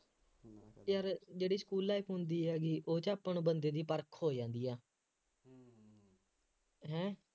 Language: Punjabi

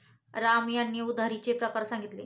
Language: Marathi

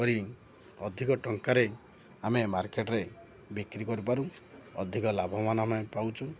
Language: Odia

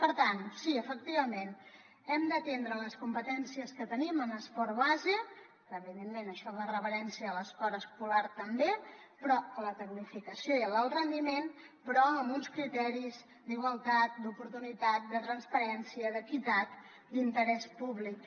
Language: Catalan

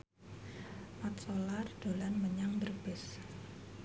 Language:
Javanese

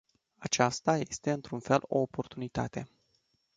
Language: Romanian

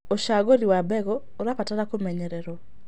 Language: Kikuyu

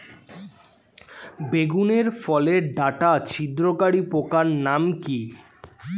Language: Bangla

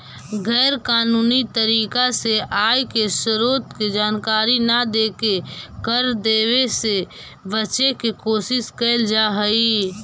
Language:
Magahi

